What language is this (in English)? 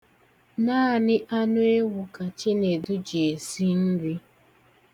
Igbo